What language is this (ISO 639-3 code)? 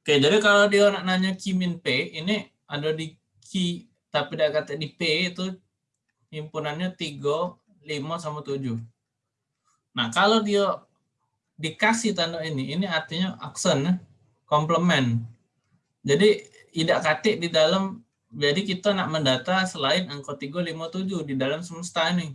ind